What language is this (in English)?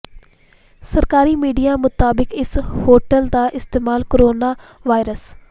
Punjabi